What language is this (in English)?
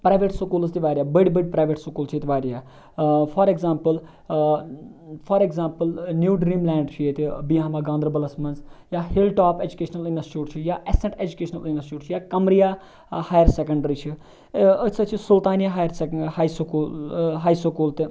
Kashmiri